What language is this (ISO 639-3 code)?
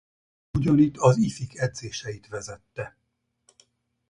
hun